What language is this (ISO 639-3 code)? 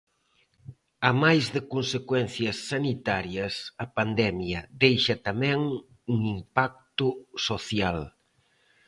glg